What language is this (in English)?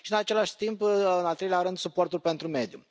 Romanian